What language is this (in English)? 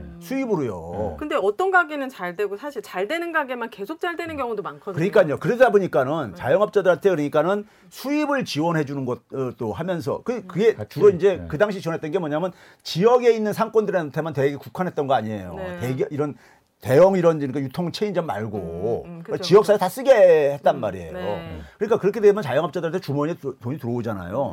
Korean